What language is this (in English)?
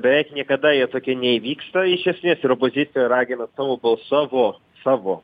Lithuanian